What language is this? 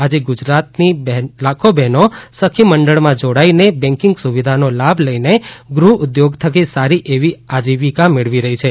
Gujarati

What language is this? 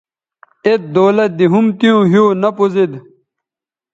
Bateri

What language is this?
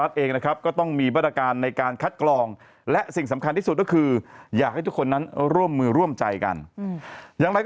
Thai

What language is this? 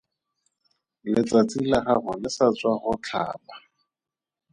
Tswana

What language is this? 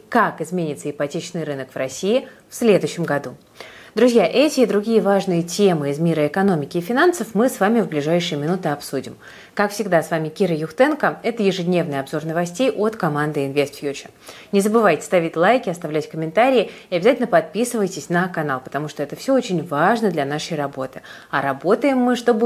Russian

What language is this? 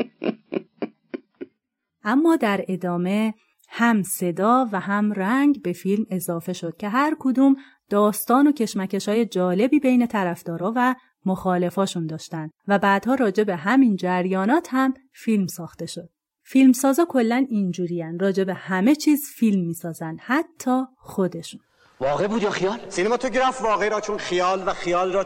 Persian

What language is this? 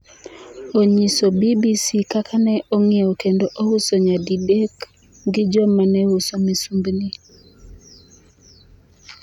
Luo (Kenya and Tanzania)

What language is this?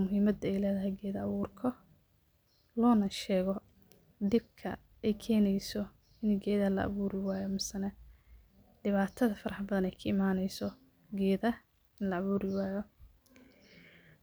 Somali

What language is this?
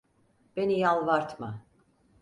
Turkish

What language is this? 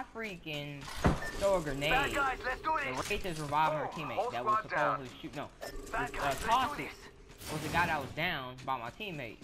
English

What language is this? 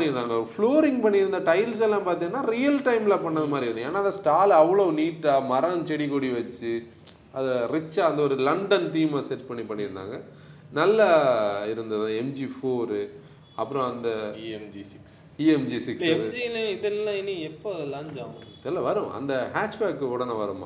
Tamil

